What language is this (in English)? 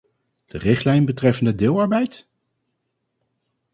Dutch